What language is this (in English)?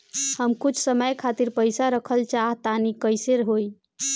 Bhojpuri